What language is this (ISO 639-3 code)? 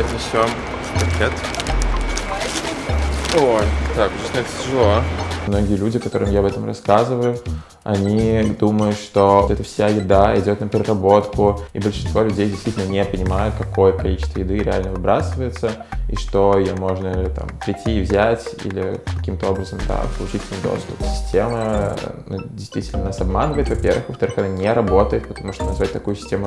rus